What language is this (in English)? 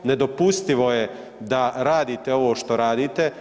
Croatian